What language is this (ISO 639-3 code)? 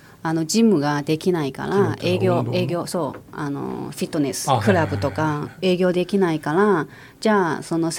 jpn